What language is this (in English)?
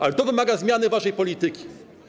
Polish